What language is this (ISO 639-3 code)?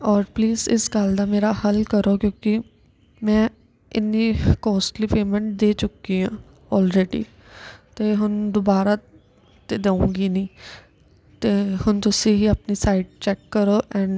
pan